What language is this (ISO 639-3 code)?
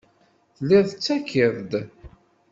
kab